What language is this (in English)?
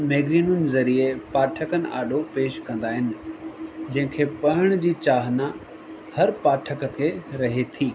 Sindhi